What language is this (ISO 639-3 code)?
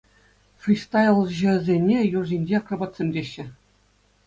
chv